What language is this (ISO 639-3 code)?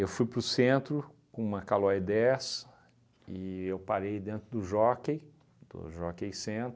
por